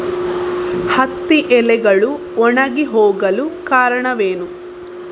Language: Kannada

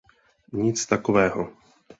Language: Czech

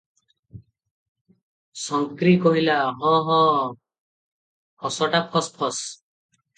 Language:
Odia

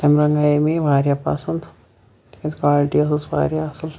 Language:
Kashmiri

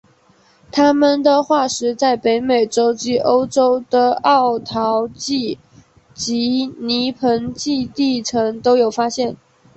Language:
Chinese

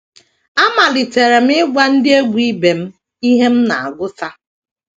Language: Igbo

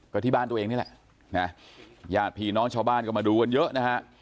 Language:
Thai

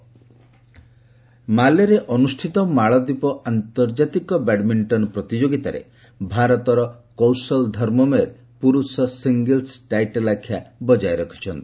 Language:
Odia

